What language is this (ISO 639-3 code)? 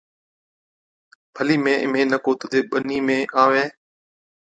odk